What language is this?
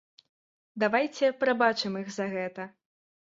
Belarusian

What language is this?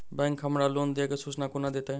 Maithili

